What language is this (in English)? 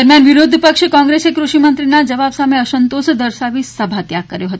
Gujarati